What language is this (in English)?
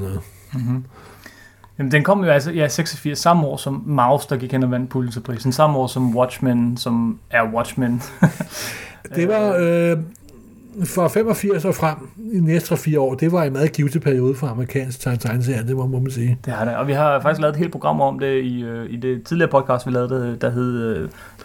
Danish